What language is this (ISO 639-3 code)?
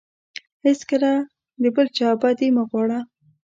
pus